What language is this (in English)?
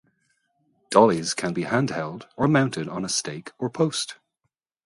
English